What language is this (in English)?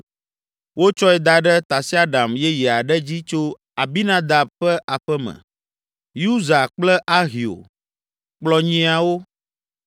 Ewe